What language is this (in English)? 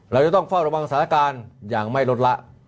Thai